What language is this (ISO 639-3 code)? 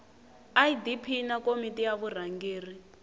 tso